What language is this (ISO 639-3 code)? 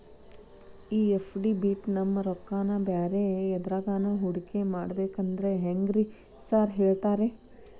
kan